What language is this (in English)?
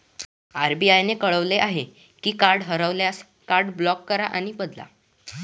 Marathi